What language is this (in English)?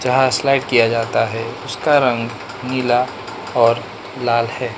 Hindi